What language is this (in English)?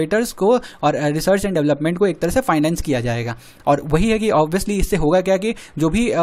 Hindi